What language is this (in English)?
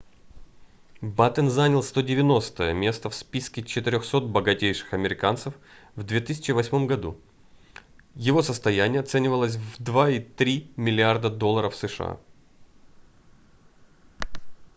Russian